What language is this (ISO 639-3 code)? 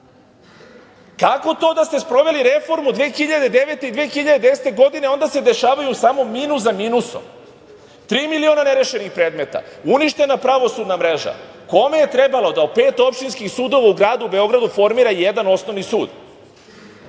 srp